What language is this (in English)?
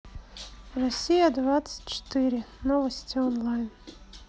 Russian